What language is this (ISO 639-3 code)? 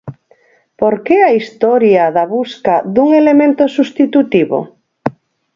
glg